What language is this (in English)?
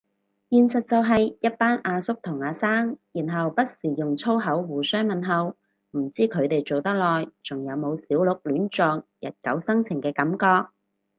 Cantonese